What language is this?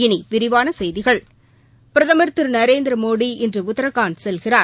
Tamil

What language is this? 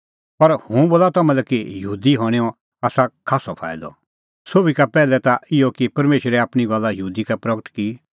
Kullu Pahari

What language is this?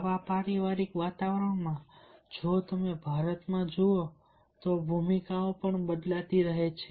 Gujarati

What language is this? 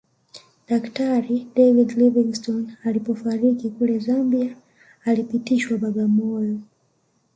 Swahili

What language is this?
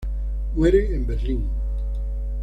Spanish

